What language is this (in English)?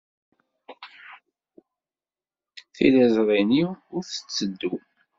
Kabyle